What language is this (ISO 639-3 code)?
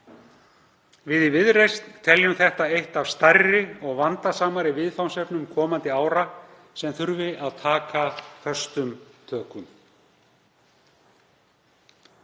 isl